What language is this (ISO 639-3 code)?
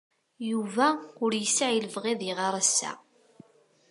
kab